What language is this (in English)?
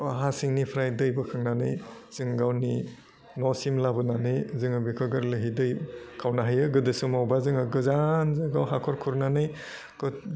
Bodo